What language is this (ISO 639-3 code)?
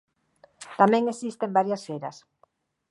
glg